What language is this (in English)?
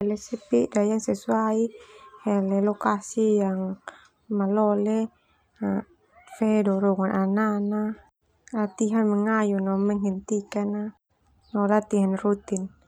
Termanu